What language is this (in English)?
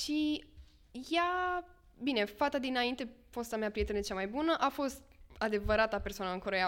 Romanian